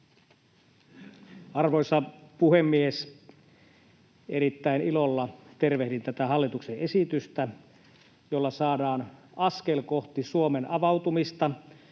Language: Finnish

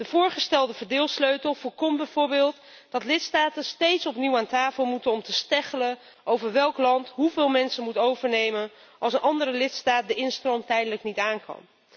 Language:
Dutch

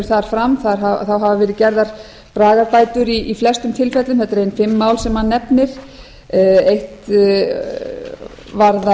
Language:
Icelandic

